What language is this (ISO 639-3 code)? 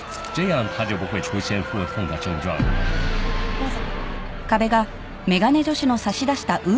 jpn